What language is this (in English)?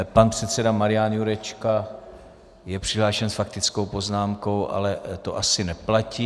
Czech